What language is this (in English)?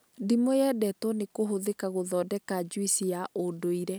Kikuyu